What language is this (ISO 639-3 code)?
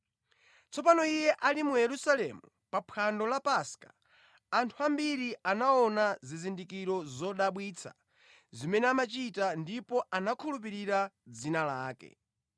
nya